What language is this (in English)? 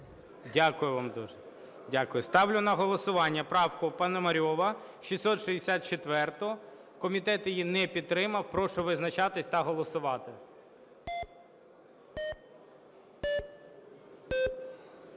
Ukrainian